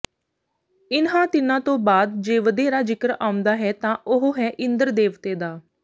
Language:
Punjabi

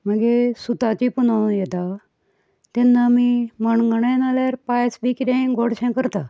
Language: Konkani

